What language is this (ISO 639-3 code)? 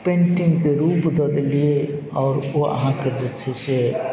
mai